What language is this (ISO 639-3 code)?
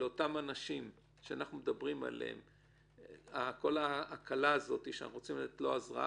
heb